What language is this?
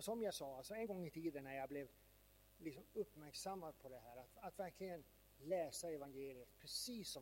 Swedish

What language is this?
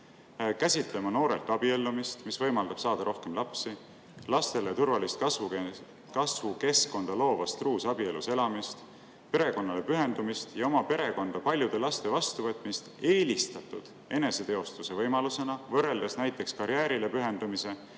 Estonian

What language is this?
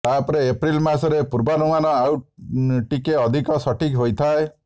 Odia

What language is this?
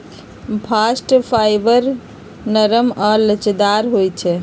Magahi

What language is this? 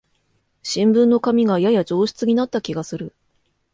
Japanese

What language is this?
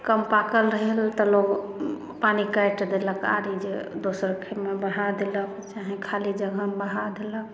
Maithili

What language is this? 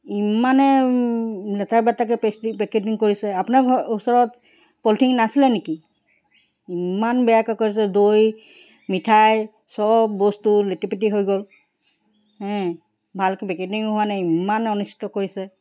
Assamese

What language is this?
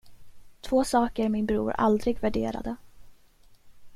Swedish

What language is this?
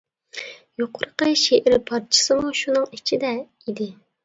Uyghur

